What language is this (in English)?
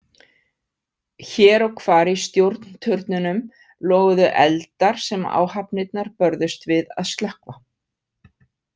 Icelandic